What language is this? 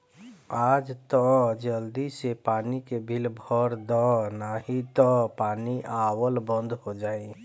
Bhojpuri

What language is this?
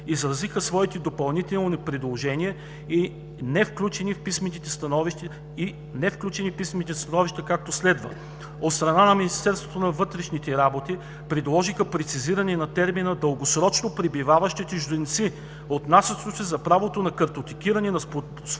Bulgarian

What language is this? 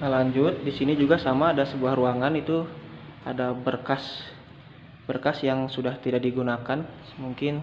Indonesian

